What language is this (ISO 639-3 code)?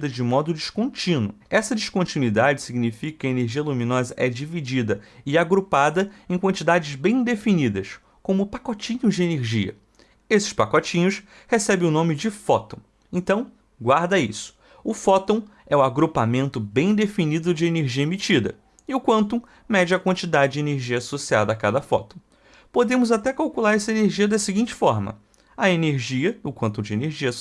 por